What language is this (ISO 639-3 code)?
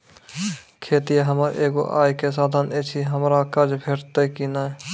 mai